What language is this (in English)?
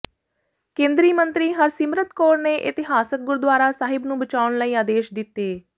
Punjabi